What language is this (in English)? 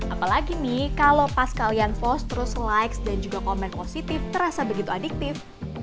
Indonesian